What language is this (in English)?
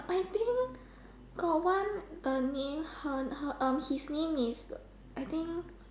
English